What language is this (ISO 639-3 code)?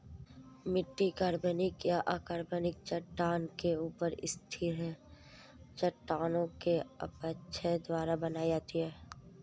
hin